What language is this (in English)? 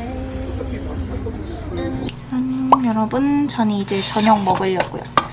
Korean